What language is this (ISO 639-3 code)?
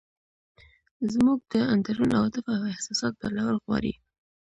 pus